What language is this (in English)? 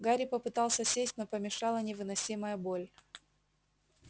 Russian